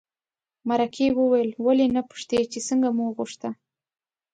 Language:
Pashto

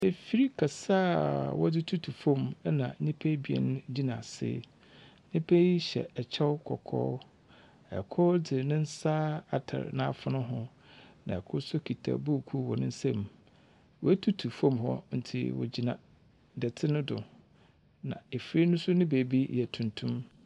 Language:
Akan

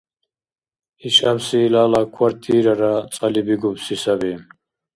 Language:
Dargwa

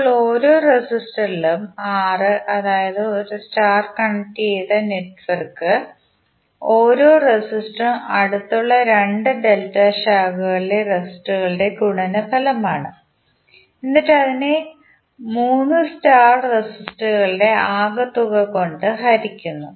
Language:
Malayalam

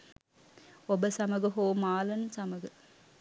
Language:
Sinhala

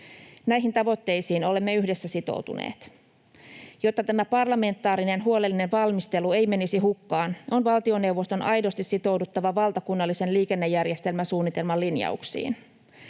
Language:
Finnish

